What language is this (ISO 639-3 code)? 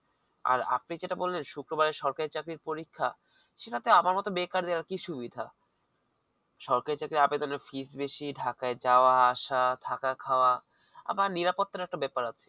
ben